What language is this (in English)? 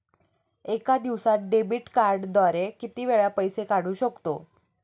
Marathi